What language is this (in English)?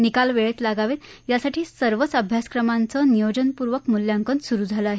Marathi